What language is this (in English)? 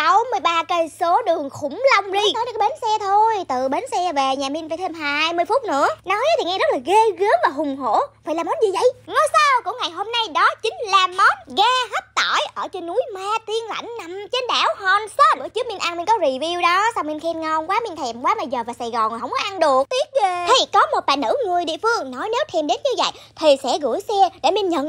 Vietnamese